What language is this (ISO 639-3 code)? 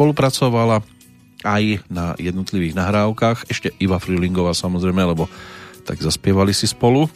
slk